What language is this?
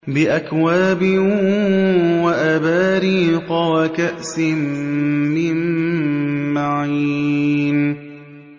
Arabic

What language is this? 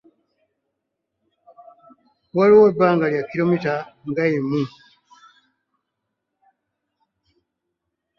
Ganda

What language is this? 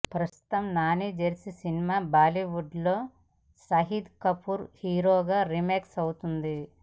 Telugu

